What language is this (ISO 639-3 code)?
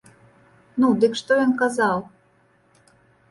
bel